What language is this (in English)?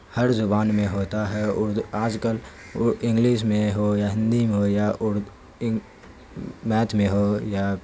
Urdu